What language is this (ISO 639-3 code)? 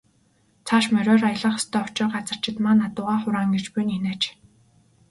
mon